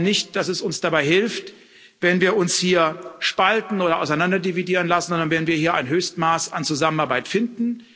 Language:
German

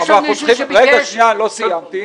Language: Hebrew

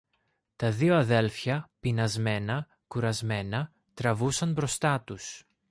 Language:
Greek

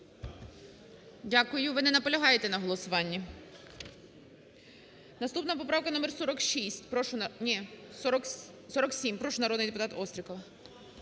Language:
Ukrainian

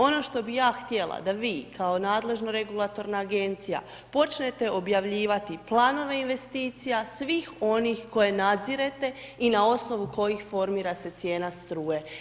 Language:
Croatian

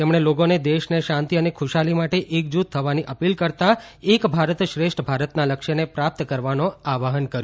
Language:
Gujarati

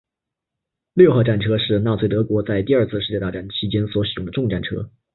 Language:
Chinese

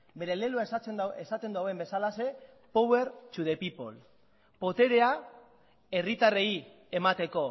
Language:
Basque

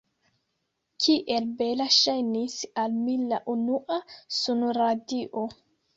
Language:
Esperanto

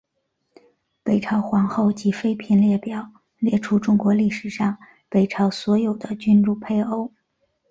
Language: Chinese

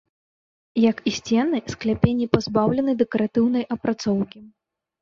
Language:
Belarusian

